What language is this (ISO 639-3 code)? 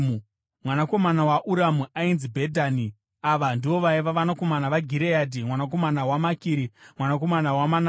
sna